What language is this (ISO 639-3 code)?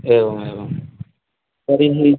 san